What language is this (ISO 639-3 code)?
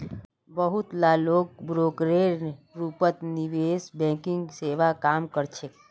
mag